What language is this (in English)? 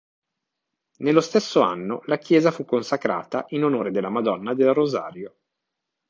Italian